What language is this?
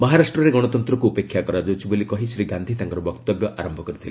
Odia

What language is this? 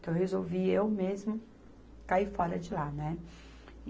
Portuguese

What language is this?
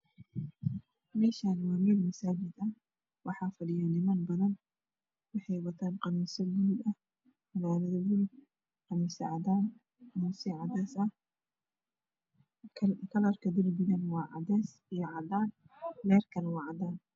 Somali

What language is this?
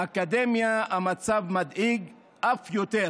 Hebrew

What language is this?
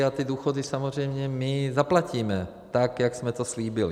Czech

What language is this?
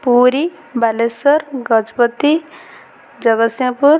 Odia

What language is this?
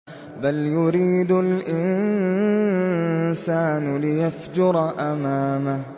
Arabic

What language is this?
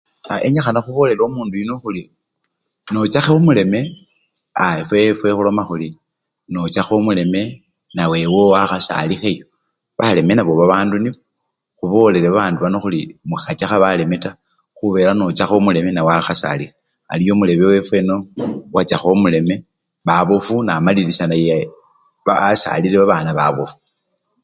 Luyia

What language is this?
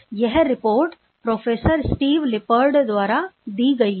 Hindi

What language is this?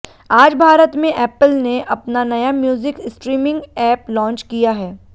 Hindi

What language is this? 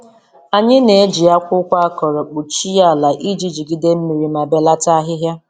Igbo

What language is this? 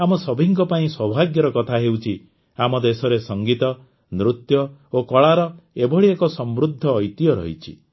Odia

